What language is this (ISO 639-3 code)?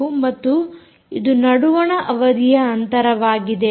kan